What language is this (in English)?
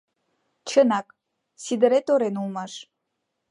Mari